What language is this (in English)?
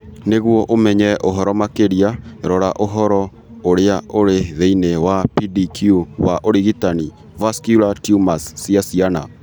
Kikuyu